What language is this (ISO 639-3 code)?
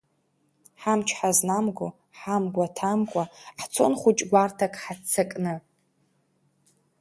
abk